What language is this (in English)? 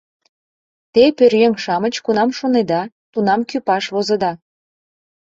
Mari